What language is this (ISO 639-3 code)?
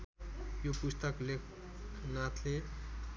nep